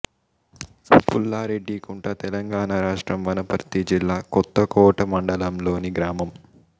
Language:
Telugu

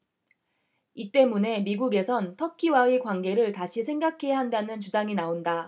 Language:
Korean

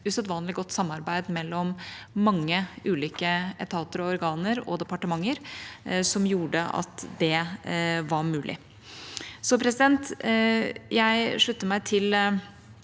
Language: Norwegian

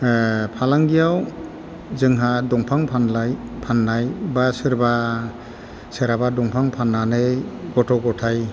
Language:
Bodo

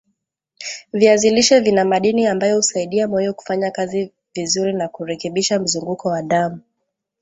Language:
Swahili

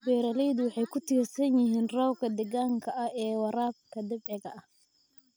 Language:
Somali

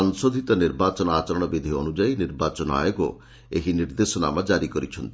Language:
Odia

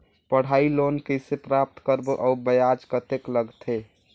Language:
Chhattisgarhi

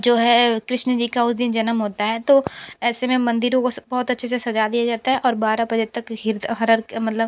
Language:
Hindi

